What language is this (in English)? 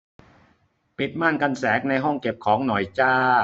Thai